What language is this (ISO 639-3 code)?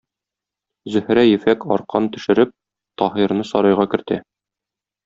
tat